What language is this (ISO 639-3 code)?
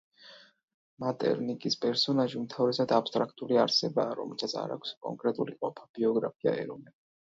kat